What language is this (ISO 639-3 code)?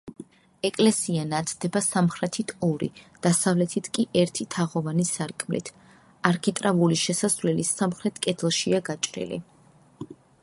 kat